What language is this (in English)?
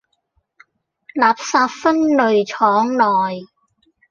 Cantonese